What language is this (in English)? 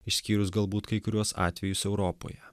Lithuanian